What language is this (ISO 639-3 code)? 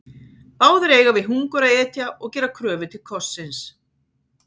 isl